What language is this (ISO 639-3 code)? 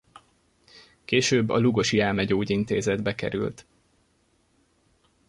hun